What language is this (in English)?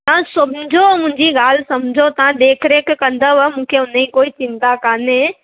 Sindhi